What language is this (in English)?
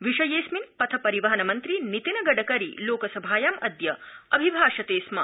Sanskrit